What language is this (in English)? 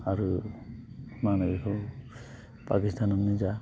Bodo